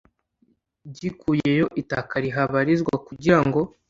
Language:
Kinyarwanda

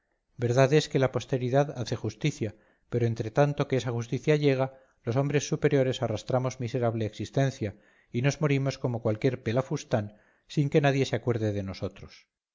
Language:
Spanish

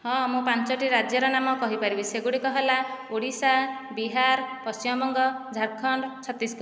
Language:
Odia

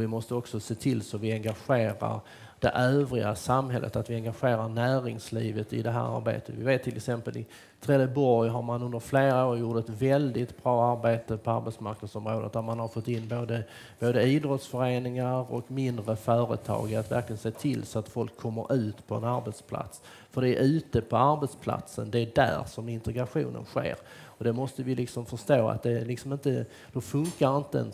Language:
Swedish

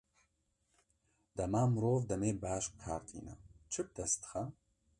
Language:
Kurdish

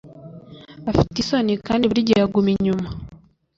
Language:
Kinyarwanda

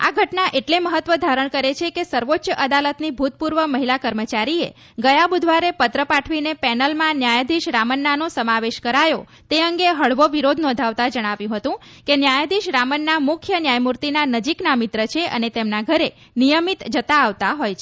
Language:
Gujarati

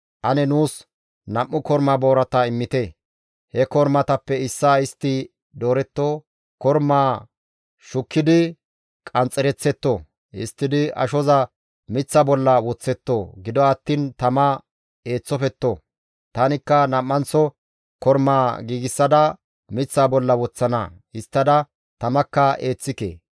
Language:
Gamo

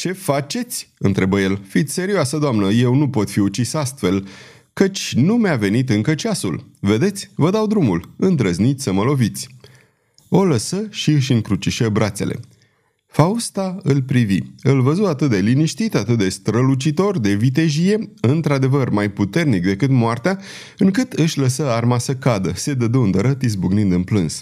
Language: Romanian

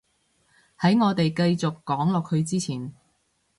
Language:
Cantonese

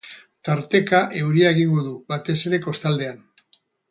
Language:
Basque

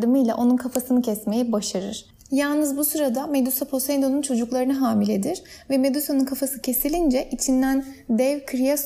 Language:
Turkish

